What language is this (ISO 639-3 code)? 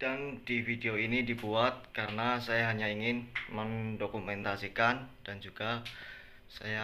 ind